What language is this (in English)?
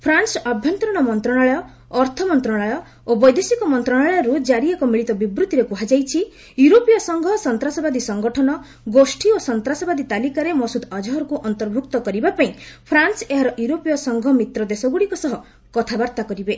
Odia